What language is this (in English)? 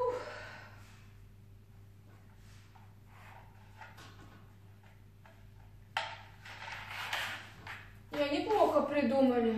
Russian